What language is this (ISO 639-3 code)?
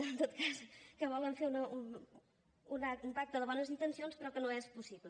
cat